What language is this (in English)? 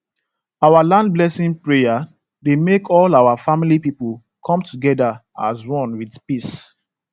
Nigerian Pidgin